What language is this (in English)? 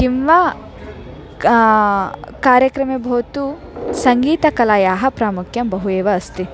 Sanskrit